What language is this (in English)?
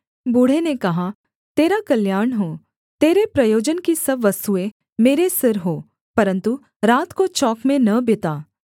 Hindi